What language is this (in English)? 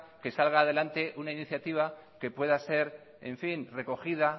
Spanish